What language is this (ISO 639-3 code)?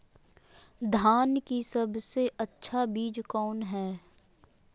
mag